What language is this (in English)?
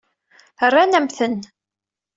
Kabyle